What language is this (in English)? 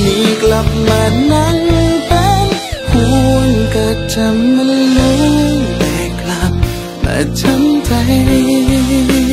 Thai